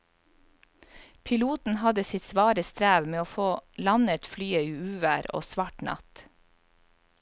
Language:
Norwegian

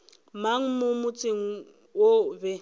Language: Northern Sotho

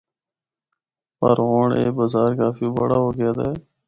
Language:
Northern Hindko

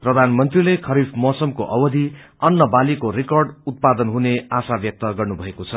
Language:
Nepali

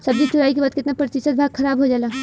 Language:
Bhojpuri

